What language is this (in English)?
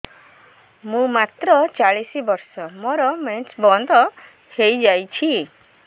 Odia